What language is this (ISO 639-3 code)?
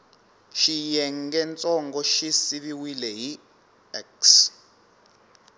tso